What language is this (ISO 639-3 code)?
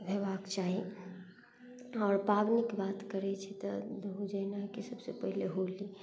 mai